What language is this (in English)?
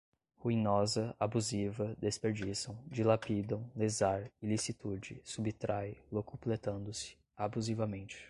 Portuguese